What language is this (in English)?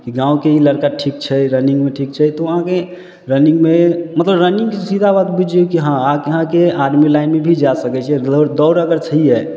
Maithili